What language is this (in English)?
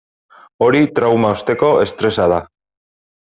Basque